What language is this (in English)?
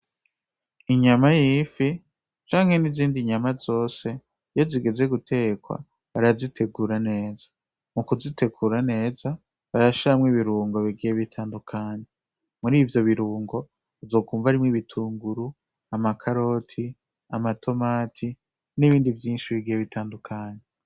Rundi